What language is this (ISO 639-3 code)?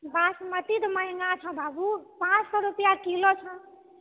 mai